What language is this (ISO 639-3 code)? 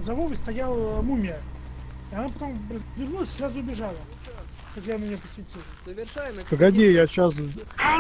rus